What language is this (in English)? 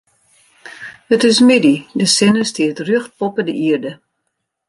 Western Frisian